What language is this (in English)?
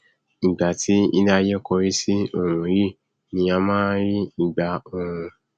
Yoruba